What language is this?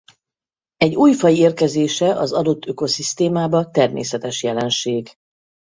Hungarian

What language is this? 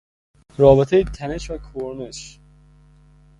Persian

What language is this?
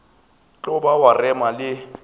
Northern Sotho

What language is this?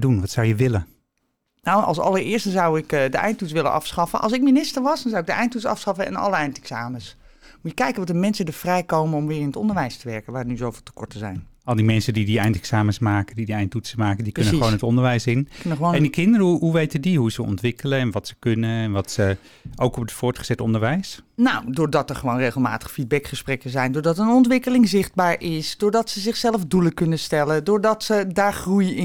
Dutch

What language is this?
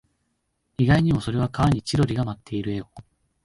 Japanese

